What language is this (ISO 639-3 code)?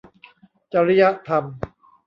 tha